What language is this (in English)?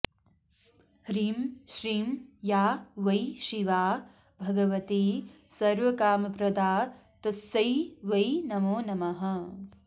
Sanskrit